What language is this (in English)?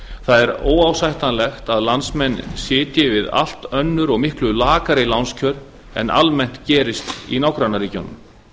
Icelandic